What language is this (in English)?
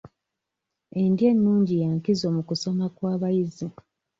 Ganda